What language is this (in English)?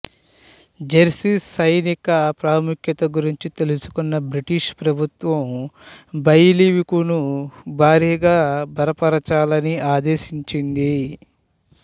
Telugu